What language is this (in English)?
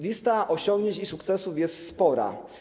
Polish